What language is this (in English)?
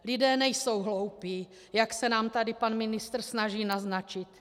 Czech